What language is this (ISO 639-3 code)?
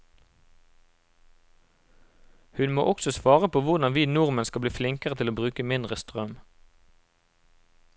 nor